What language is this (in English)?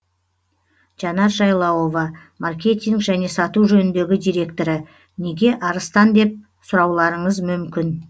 Kazakh